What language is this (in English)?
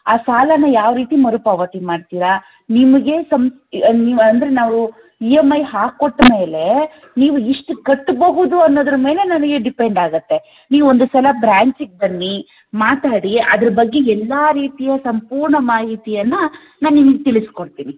Kannada